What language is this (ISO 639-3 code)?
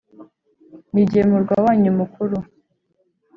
kin